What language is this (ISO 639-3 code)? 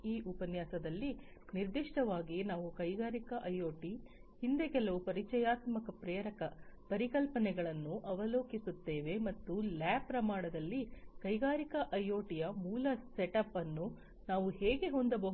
kan